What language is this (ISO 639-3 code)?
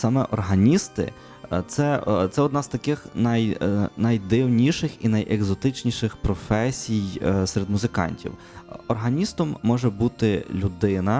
ukr